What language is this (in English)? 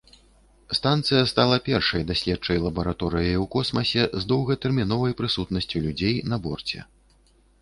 Belarusian